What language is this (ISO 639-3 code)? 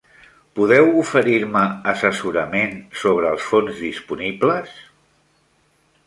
cat